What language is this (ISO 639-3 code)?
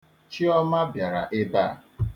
ibo